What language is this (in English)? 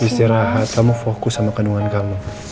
Indonesian